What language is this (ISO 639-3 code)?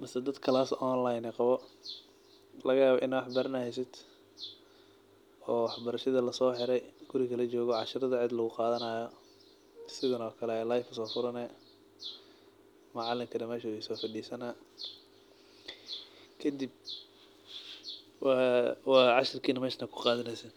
som